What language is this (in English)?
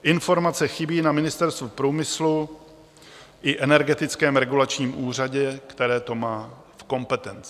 Czech